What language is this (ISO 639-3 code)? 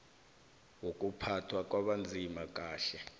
nbl